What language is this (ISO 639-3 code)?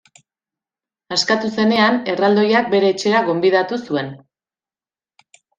eus